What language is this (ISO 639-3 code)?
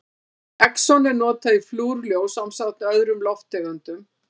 isl